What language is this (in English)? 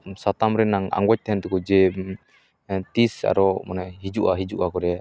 Santali